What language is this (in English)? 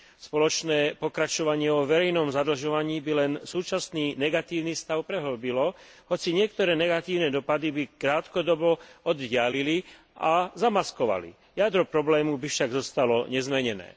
Slovak